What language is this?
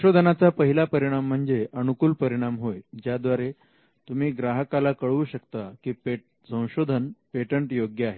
Marathi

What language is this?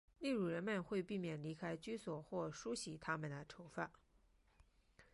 Chinese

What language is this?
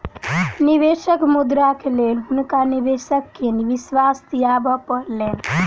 Maithili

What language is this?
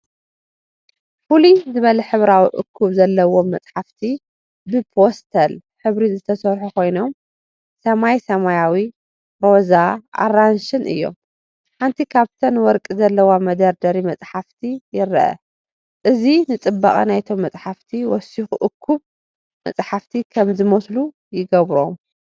Tigrinya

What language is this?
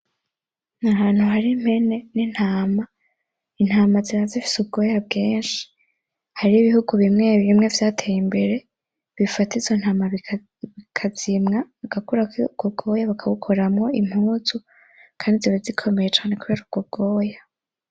Rundi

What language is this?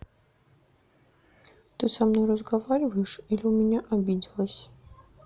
Russian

